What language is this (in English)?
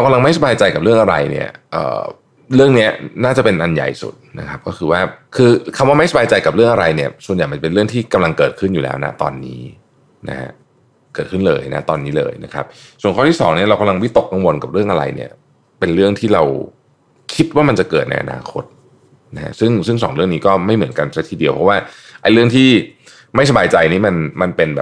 Thai